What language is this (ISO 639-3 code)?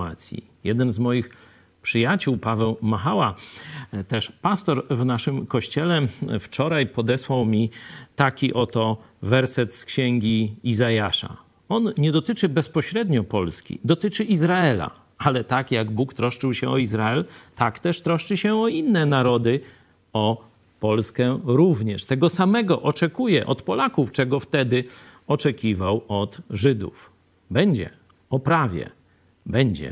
pol